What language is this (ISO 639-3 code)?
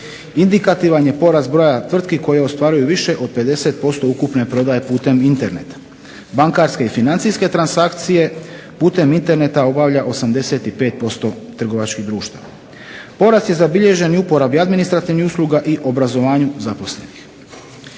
hrv